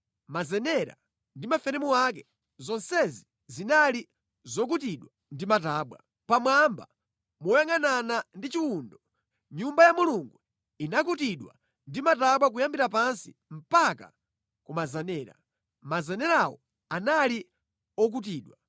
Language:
Nyanja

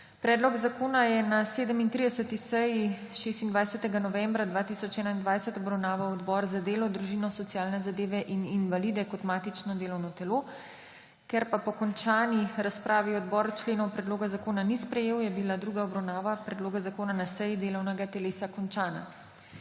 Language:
Slovenian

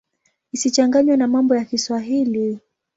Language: Swahili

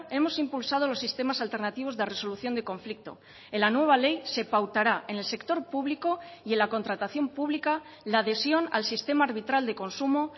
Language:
Spanish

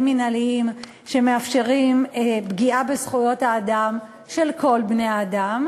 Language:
Hebrew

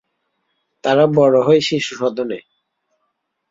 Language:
Bangla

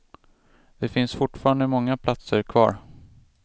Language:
Swedish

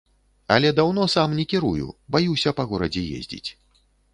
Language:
Belarusian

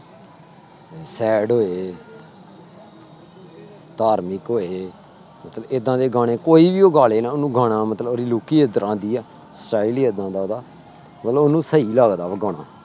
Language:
Punjabi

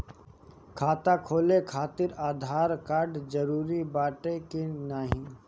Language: Bhojpuri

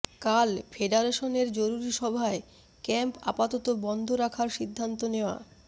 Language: Bangla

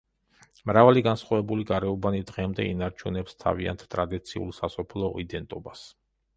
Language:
Georgian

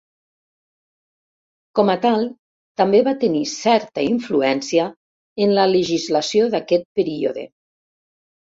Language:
Catalan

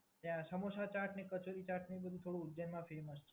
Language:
Gujarati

